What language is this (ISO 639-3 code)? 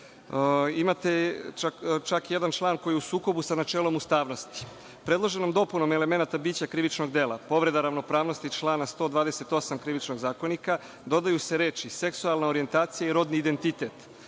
srp